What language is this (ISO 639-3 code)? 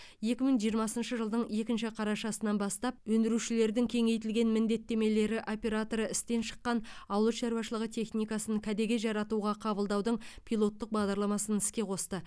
kaz